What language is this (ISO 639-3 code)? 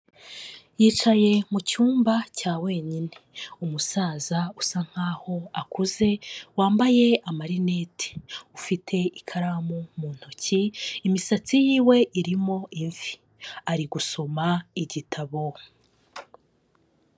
kin